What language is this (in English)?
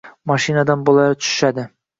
Uzbek